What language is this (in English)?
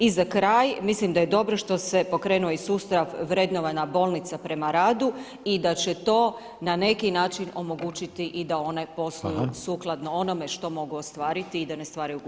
Croatian